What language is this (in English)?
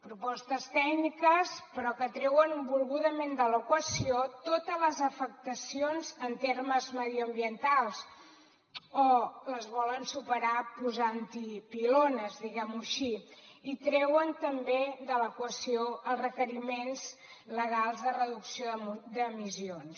Catalan